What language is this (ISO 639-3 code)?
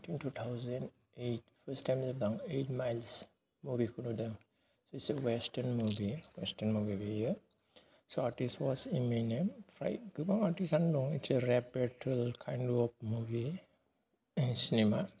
brx